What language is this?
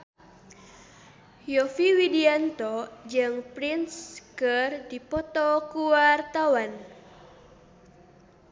Sundanese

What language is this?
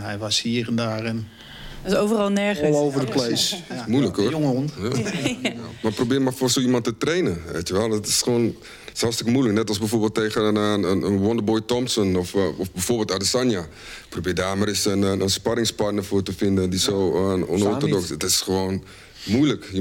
Dutch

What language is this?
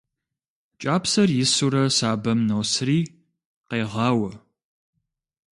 Kabardian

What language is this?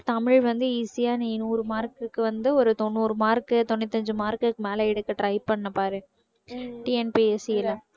Tamil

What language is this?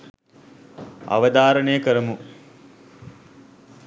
Sinhala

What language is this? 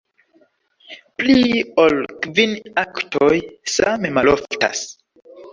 Esperanto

